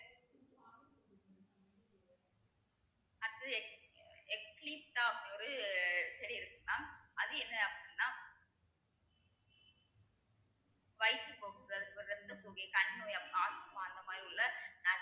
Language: Tamil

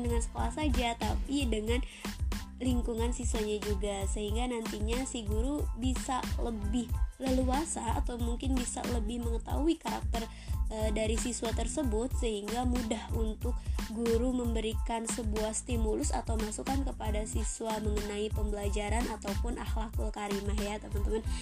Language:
Indonesian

